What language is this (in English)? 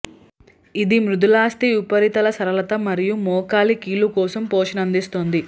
Telugu